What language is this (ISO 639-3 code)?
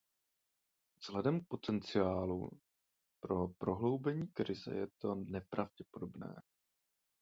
ces